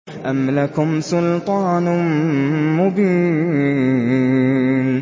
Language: Arabic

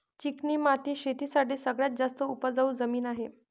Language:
Marathi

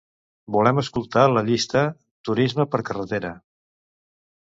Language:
Catalan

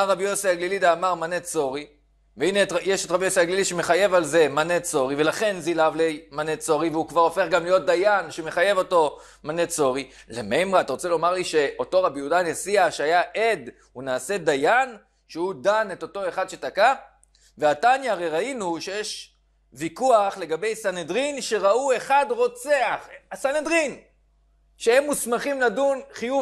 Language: Hebrew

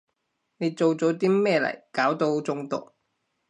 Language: Cantonese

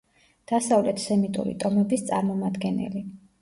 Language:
Georgian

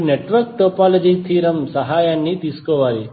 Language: Telugu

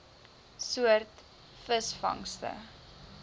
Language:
Afrikaans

